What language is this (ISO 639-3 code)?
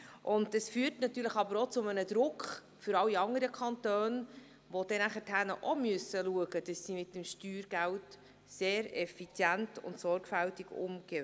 gsw